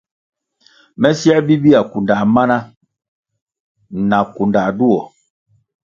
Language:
Kwasio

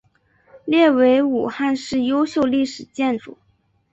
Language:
Chinese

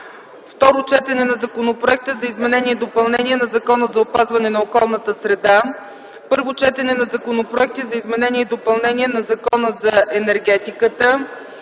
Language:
Bulgarian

